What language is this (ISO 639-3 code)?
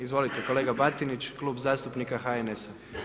hrv